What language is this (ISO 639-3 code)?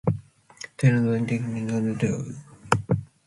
glv